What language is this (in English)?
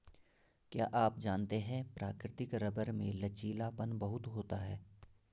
Hindi